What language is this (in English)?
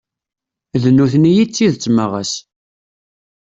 Kabyle